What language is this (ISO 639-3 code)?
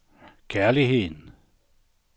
dan